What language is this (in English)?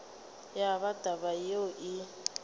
Northern Sotho